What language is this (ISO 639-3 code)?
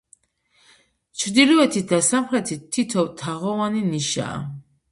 kat